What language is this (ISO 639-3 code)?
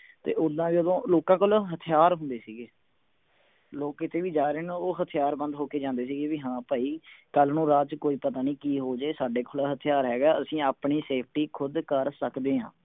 pan